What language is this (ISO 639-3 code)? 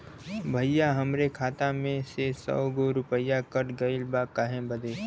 bho